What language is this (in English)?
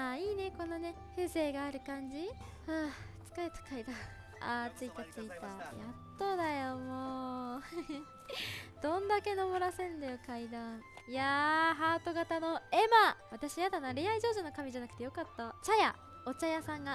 Japanese